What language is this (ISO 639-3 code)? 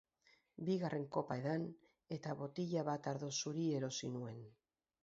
eus